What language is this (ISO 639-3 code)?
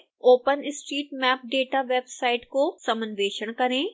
hin